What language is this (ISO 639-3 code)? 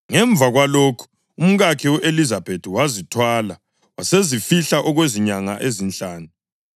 nde